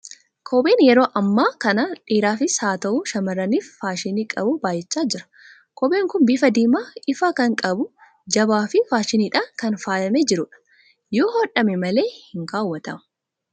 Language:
Oromo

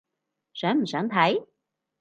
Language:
Cantonese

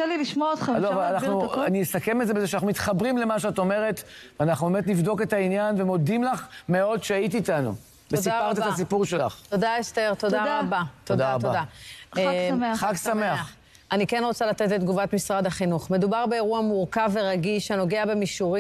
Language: Hebrew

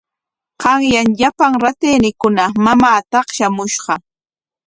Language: Corongo Ancash Quechua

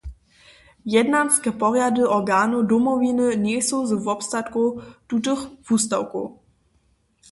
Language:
Upper Sorbian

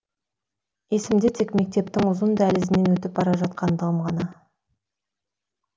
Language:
Kazakh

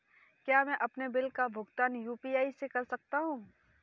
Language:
Hindi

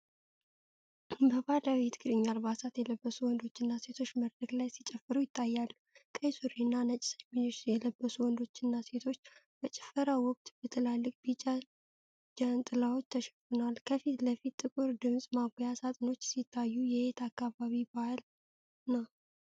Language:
Amharic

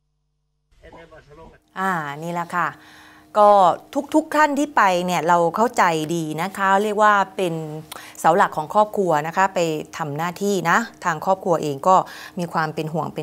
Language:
Thai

